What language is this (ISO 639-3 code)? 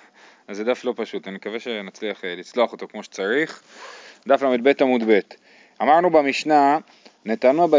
heb